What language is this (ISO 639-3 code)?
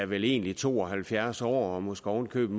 dan